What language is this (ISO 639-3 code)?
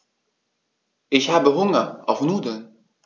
deu